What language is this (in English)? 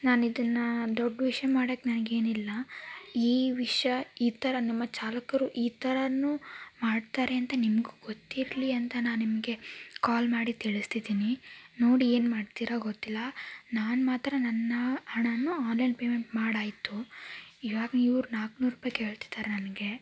Kannada